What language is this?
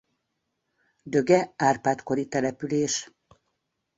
Hungarian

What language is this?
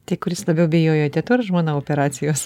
Lithuanian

